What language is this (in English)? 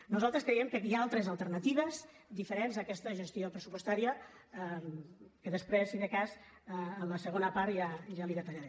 Catalan